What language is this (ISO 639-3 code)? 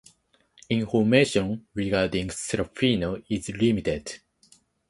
eng